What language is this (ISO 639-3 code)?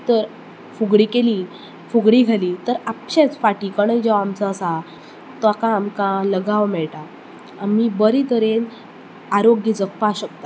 kok